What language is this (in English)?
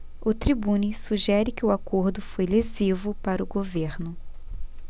Portuguese